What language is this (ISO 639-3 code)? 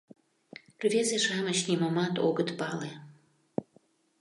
chm